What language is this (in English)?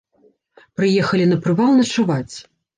Belarusian